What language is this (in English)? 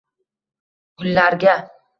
Uzbek